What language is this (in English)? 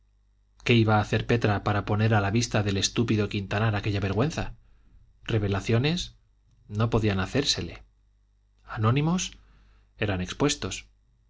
Spanish